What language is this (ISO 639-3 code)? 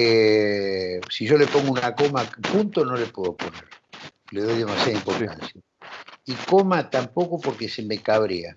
spa